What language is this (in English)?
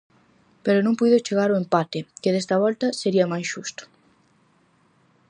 Galician